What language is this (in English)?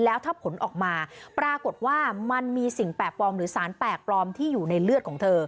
Thai